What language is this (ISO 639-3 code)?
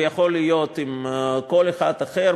heb